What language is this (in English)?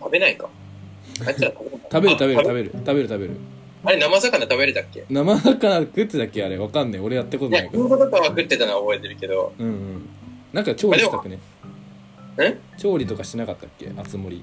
Japanese